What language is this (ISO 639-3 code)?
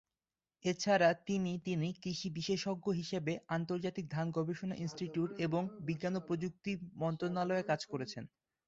ben